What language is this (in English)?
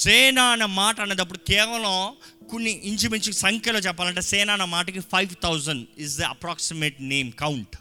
Telugu